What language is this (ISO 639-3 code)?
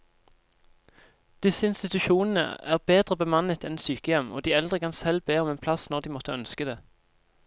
nor